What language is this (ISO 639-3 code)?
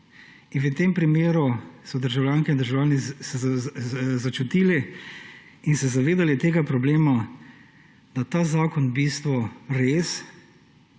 slv